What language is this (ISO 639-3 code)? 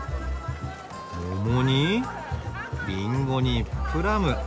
jpn